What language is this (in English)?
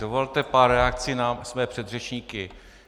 Czech